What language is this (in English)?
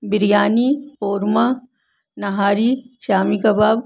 Urdu